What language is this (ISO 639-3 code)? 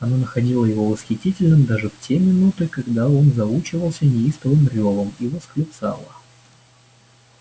rus